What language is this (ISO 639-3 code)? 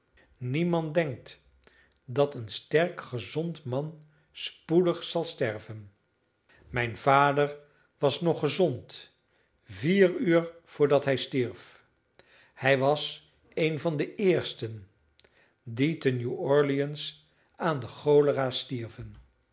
nld